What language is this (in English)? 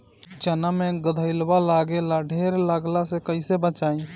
Bhojpuri